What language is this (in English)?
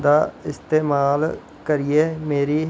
Dogri